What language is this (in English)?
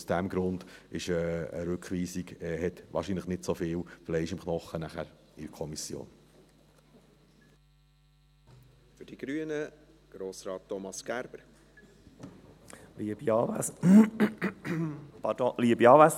Swiss German